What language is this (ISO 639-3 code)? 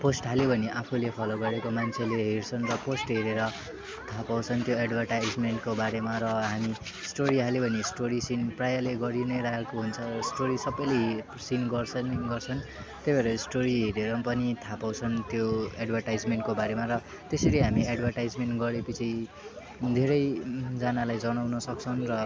nep